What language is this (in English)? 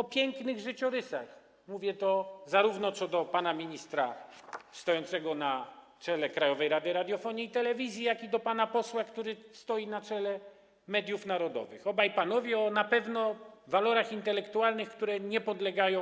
Polish